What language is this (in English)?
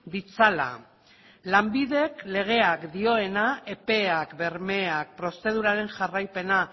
Basque